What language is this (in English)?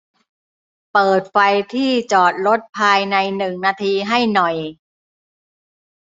Thai